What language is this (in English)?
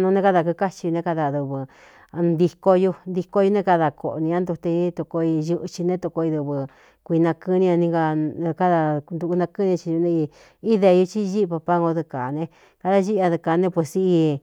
Cuyamecalco Mixtec